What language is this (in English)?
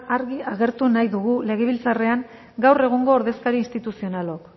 Basque